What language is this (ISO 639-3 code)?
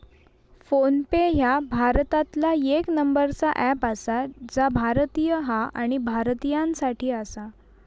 mar